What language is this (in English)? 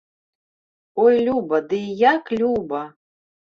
Belarusian